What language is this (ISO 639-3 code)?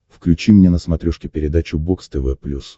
rus